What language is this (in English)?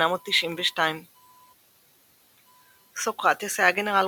Hebrew